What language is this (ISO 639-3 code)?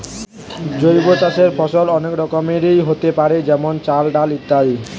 ben